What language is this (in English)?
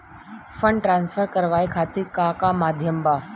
Bhojpuri